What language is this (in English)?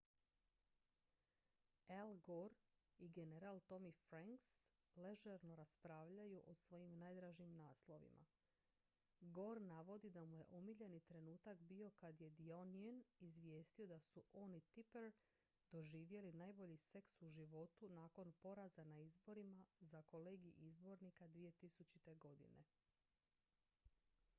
Croatian